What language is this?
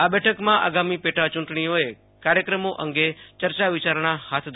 Gujarati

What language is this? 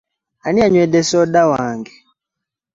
Ganda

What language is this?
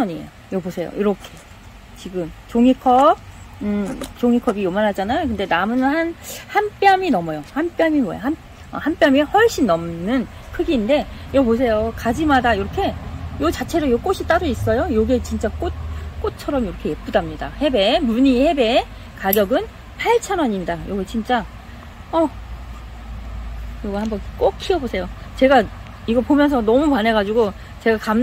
Korean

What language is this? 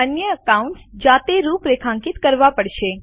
Gujarati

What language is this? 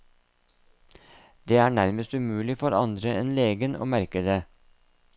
Norwegian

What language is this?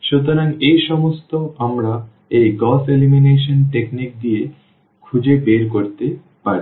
Bangla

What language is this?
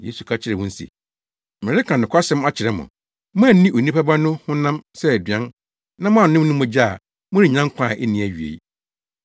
Akan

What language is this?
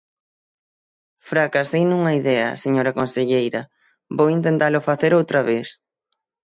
Galician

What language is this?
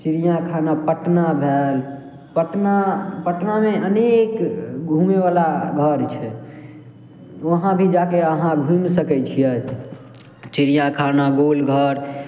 Maithili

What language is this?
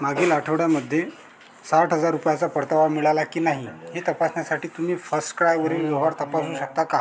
Marathi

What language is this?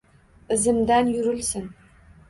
Uzbek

